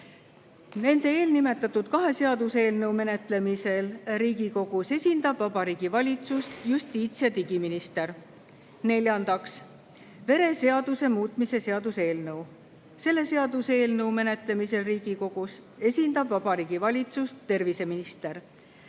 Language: Estonian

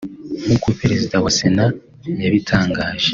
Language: Kinyarwanda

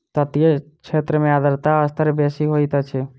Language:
Maithili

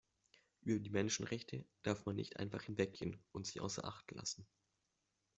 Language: German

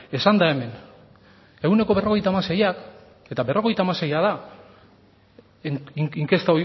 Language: Basque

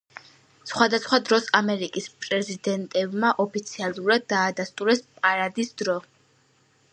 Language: Georgian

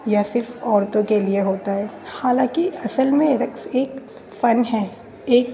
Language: Urdu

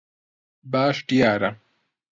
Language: Central Kurdish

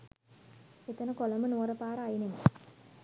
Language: Sinhala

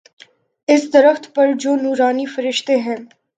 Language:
Urdu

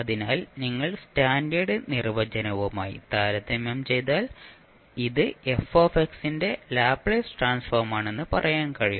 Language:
Malayalam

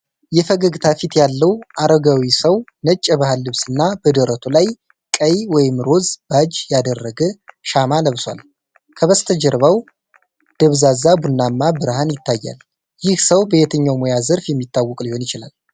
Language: Amharic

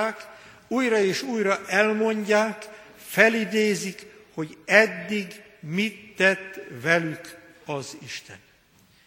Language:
Hungarian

